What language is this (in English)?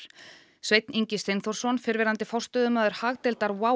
Icelandic